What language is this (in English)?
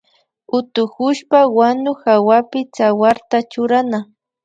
Imbabura Highland Quichua